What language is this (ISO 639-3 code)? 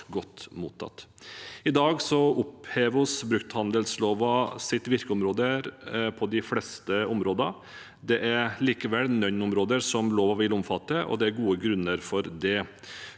nor